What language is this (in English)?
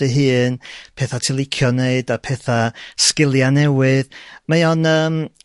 Welsh